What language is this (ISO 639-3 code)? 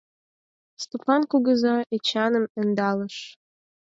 chm